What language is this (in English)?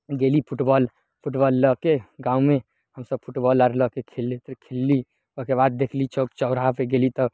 Maithili